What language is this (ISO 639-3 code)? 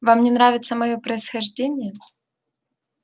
rus